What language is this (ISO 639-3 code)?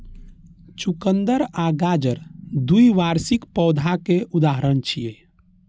mai